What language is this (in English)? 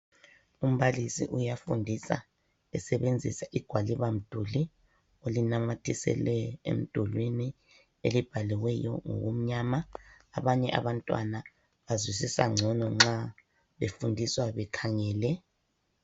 North Ndebele